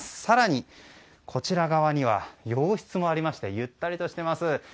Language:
Japanese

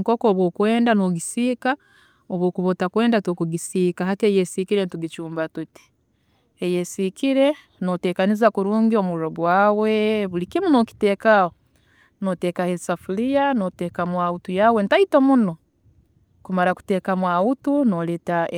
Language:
Tooro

